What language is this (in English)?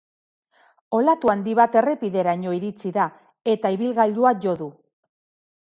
Basque